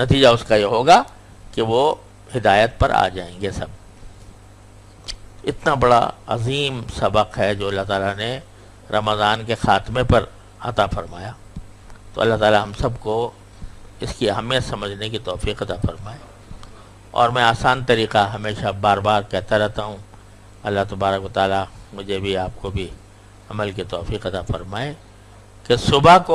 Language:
Urdu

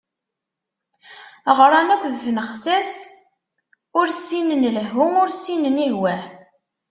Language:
Kabyle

